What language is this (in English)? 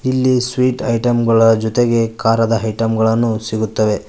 Kannada